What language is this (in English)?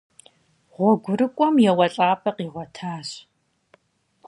Kabardian